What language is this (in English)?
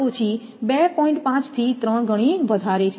Gujarati